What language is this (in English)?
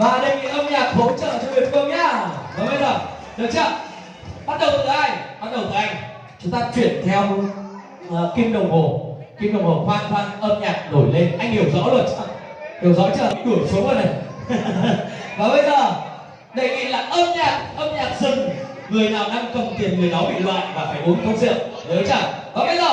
Vietnamese